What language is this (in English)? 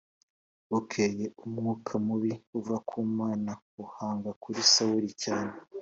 Kinyarwanda